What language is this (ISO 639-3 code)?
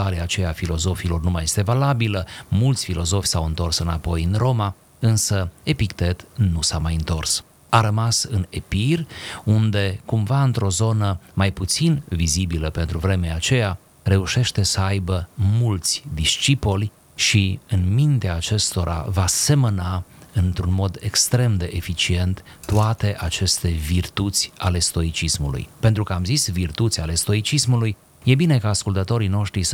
ron